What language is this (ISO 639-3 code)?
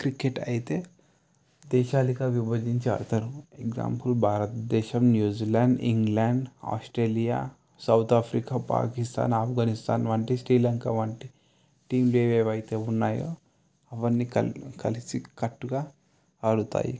tel